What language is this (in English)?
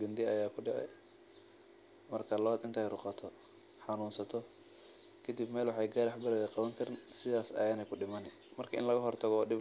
Somali